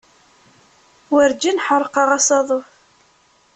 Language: Kabyle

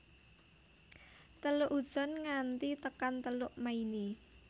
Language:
Javanese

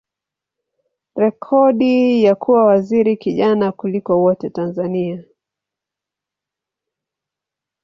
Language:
Swahili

